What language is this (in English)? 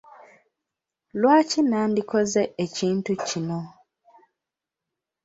Ganda